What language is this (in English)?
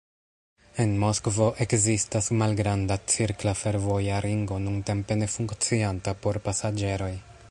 Esperanto